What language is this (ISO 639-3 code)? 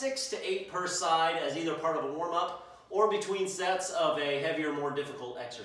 eng